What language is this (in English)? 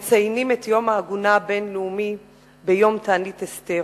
Hebrew